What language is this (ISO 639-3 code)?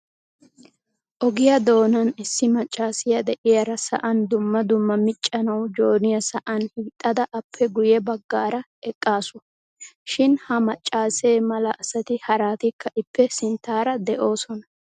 wal